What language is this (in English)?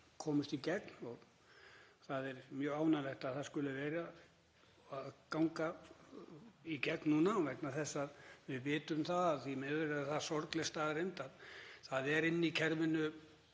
Icelandic